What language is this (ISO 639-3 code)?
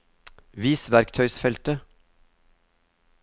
nor